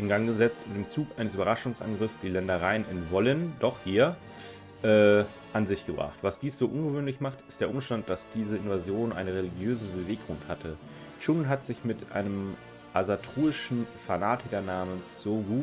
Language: German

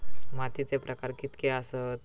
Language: Marathi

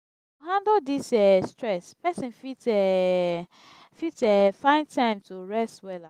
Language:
Nigerian Pidgin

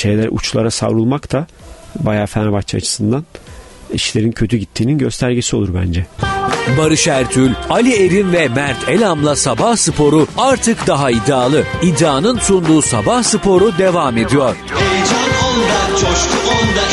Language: Turkish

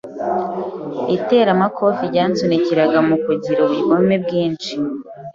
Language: Kinyarwanda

